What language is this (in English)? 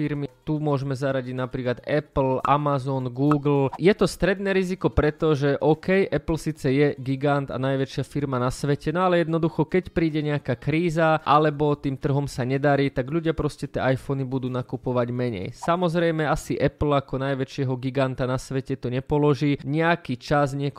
Slovak